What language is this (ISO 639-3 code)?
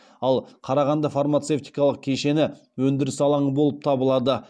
kaz